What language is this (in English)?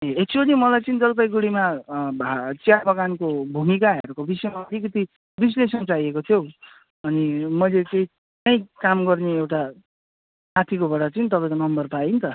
Nepali